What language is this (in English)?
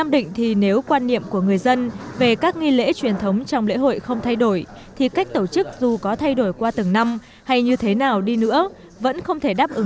Vietnamese